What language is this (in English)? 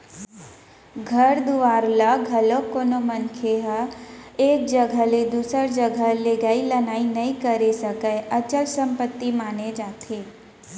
Chhattisgarhi